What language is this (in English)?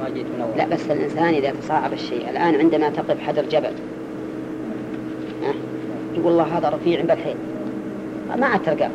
Arabic